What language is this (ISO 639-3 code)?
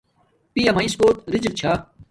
dmk